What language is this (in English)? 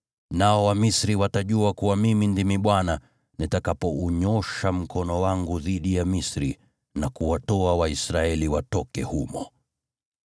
Swahili